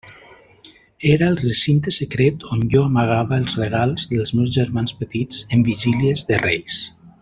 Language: Catalan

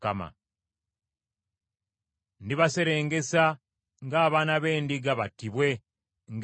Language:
Ganda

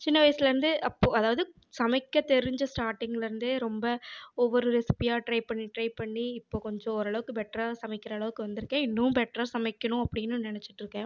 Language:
Tamil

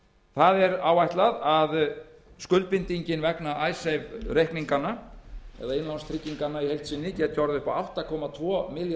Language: Icelandic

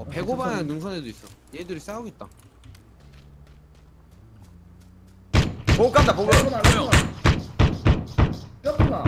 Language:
Korean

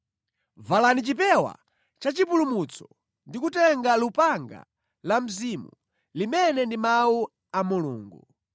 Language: Nyanja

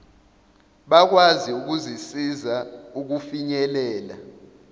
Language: Zulu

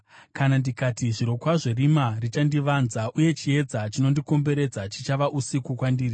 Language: Shona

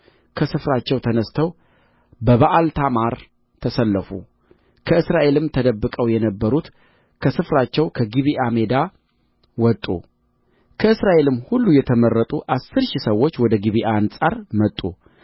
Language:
Amharic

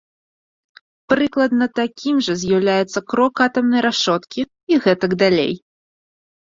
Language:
Belarusian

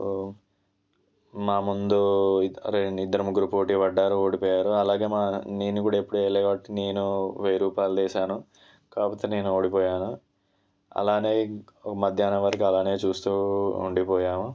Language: Telugu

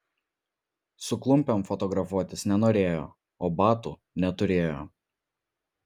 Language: Lithuanian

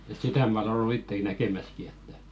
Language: Finnish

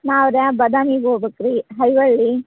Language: Kannada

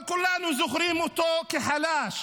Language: Hebrew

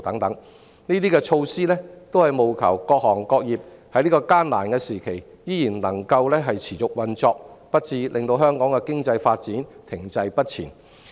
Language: Cantonese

